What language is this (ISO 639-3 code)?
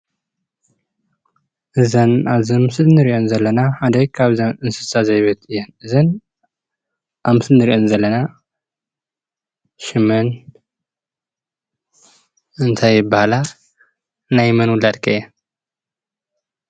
tir